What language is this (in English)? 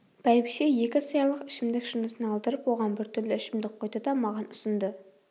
Kazakh